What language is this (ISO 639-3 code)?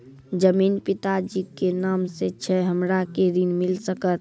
mai